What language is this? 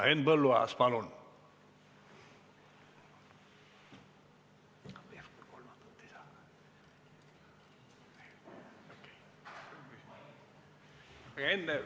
Estonian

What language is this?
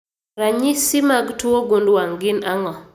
Luo (Kenya and Tanzania)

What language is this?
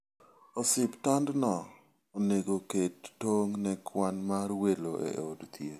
Luo (Kenya and Tanzania)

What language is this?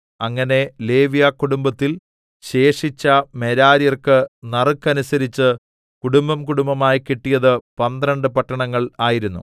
Malayalam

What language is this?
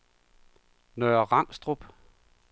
Danish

